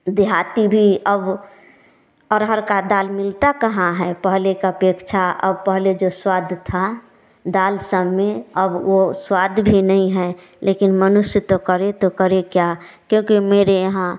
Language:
Hindi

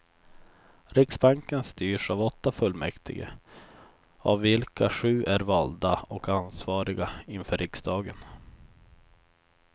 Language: Swedish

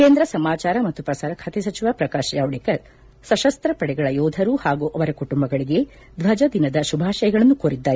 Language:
Kannada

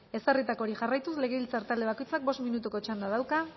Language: Basque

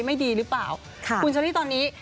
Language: Thai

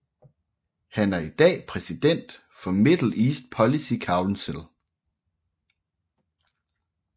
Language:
Danish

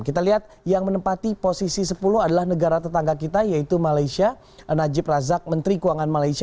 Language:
Indonesian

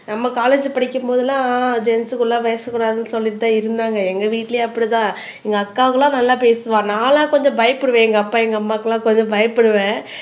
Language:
Tamil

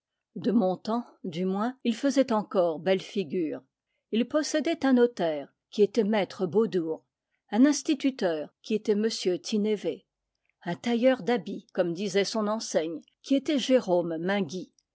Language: French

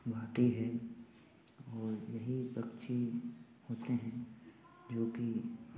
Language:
Hindi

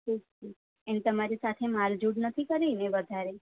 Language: Gujarati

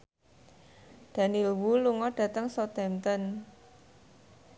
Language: Javanese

